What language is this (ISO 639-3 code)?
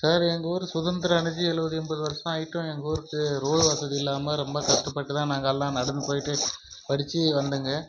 tam